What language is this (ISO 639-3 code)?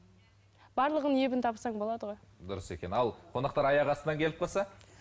kaz